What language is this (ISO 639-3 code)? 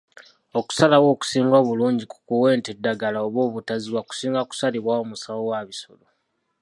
lug